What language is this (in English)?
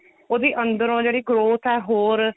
Punjabi